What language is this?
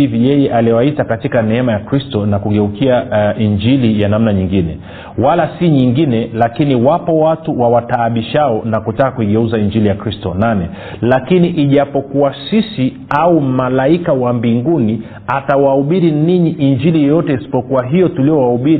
Swahili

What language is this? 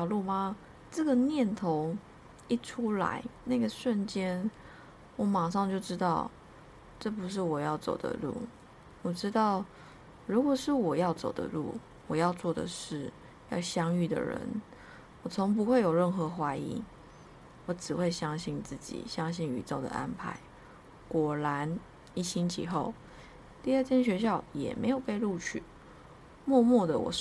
Chinese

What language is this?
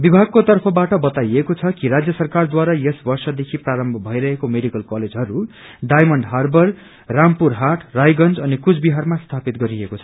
Nepali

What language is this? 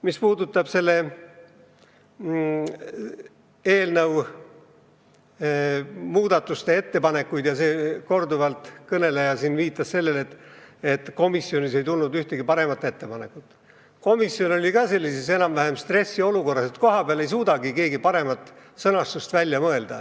Estonian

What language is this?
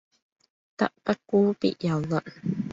Cantonese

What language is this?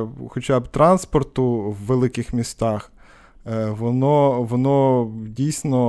Ukrainian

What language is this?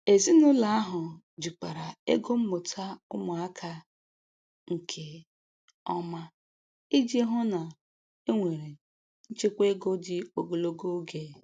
Igbo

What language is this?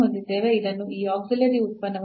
Kannada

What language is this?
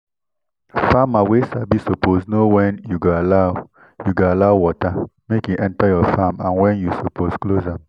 Nigerian Pidgin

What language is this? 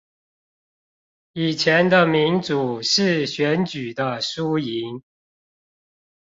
Chinese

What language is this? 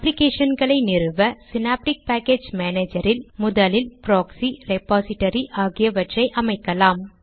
Tamil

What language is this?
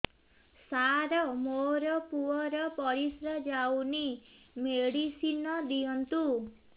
Odia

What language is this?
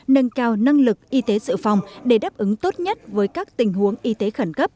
Vietnamese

